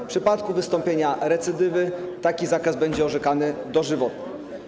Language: Polish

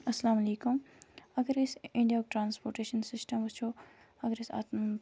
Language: Kashmiri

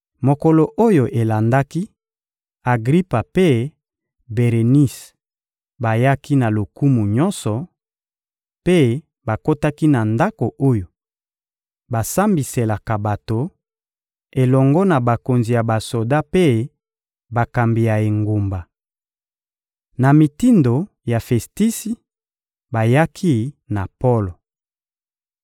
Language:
Lingala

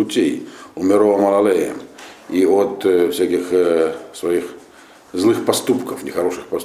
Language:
Russian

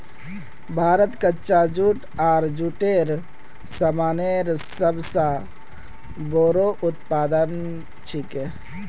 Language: Magahi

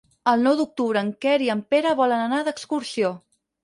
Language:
Catalan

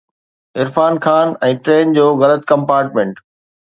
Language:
Sindhi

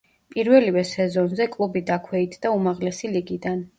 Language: Georgian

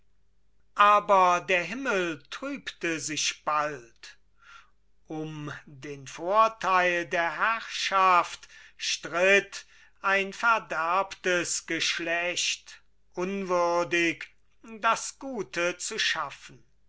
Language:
German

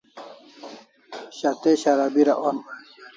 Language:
Kalasha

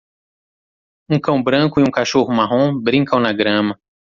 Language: Portuguese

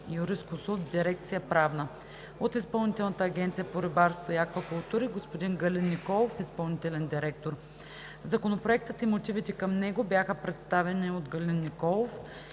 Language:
Bulgarian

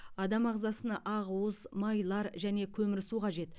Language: Kazakh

